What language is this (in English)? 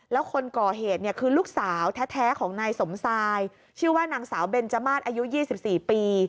Thai